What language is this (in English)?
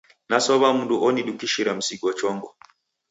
Taita